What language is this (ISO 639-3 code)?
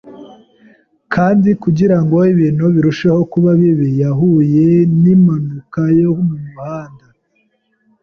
kin